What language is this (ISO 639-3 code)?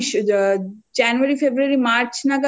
ben